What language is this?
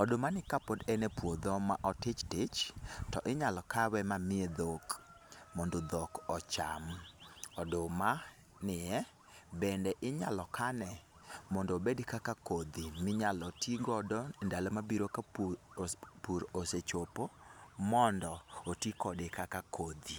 Luo (Kenya and Tanzania)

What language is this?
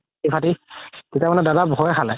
Assamese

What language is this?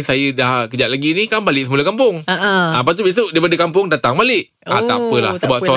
Malay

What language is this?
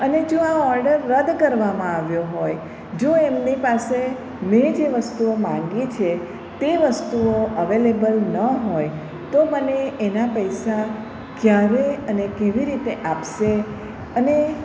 Gujarati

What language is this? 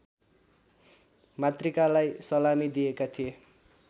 Nepali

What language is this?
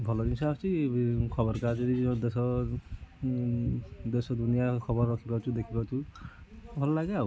Odia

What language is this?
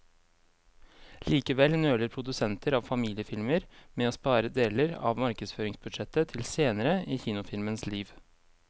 Norwegian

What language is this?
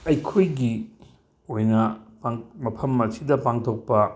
Manipuri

